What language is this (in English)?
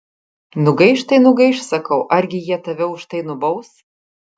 Lithuanian